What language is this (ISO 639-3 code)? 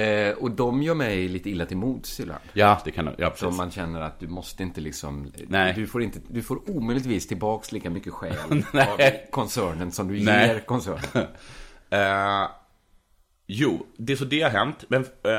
swe